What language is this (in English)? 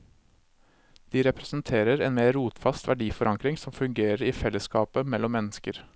Norwegian